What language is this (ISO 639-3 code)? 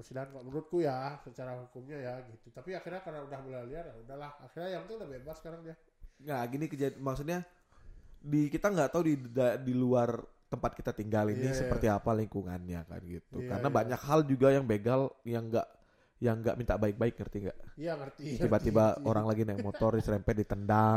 ind